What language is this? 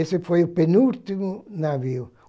Portuguese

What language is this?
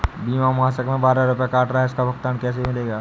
Hindi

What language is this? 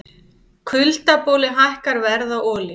Icelandic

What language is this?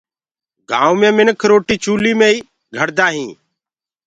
Gurgula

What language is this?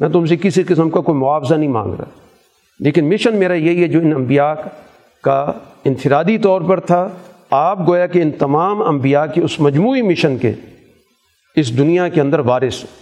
Urdu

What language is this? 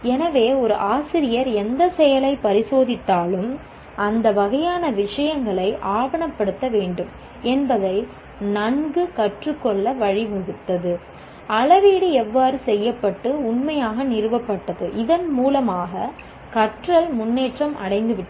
Tamil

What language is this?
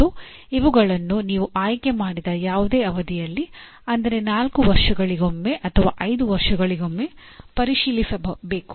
Kannada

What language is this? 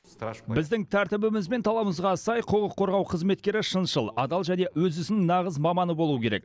Kazakh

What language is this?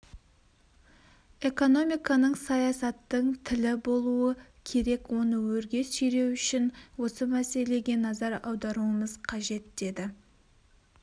Kazakh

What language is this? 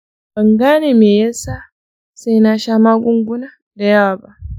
Hausa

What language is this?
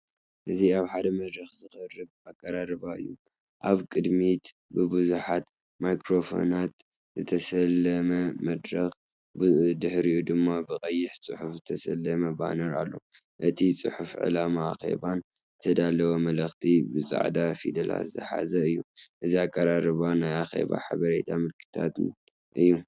Tigrinya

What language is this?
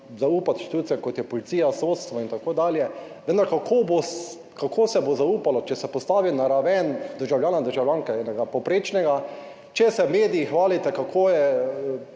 Slovenian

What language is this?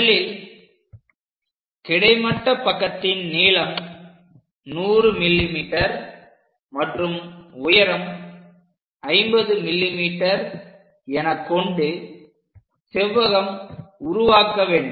Tamil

